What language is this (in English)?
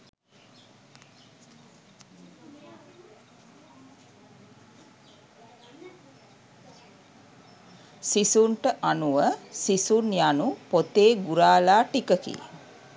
Sinhala